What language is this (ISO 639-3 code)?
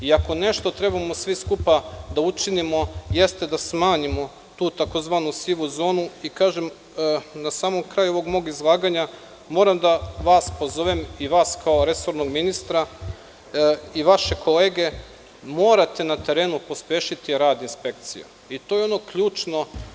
srp